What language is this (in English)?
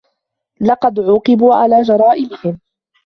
Arabic